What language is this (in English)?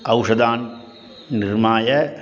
Sanskrit